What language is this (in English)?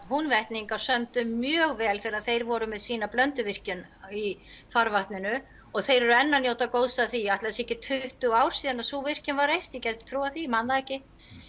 Icelandic